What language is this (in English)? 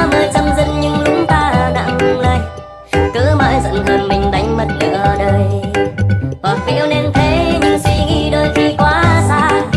Vietnamese